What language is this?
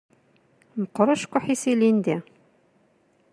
Kabyle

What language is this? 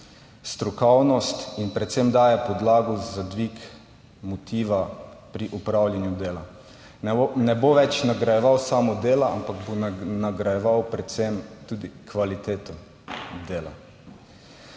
Slovenian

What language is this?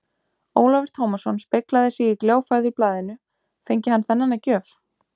Icelandic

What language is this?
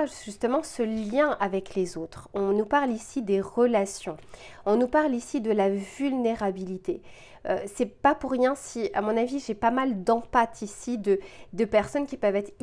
French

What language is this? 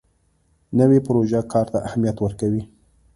Pashto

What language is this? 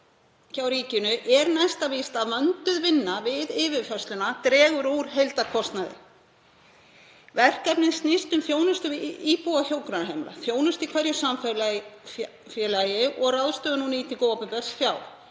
Icelandic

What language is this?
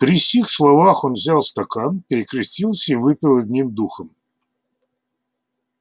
Russian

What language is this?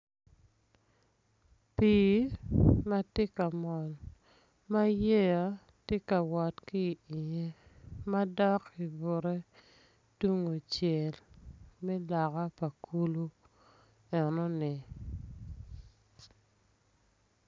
Acoli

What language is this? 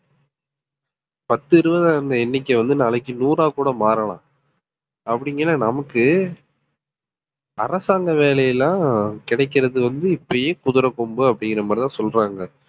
Tamil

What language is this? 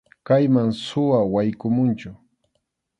Arequipa-La Unión Quechua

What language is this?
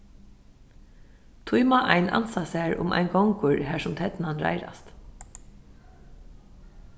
Faroese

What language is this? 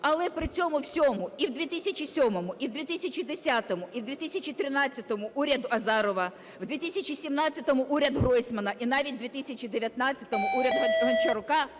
Ukrainian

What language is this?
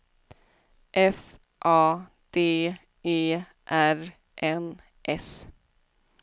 Swedish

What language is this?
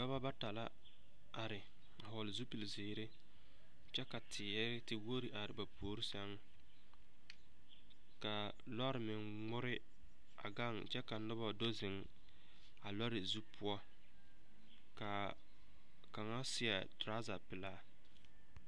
Southern Dagaare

